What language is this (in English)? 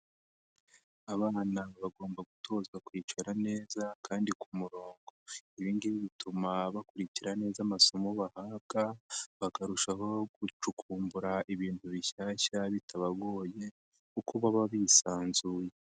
Kinyarwanda